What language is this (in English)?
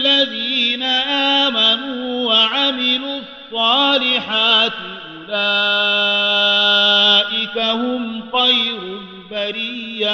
Arabic